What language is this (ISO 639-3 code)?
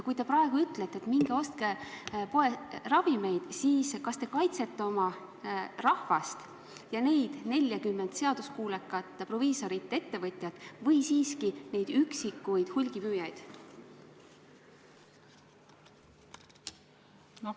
est